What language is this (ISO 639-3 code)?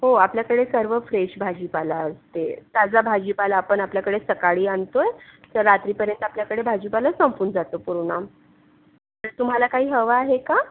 mar